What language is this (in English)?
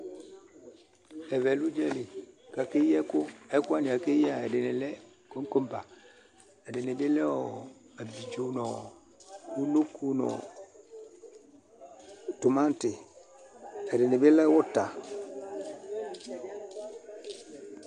Ikposo